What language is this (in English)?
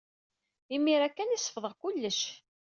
Kabyle